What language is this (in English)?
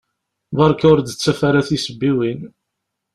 Kabyle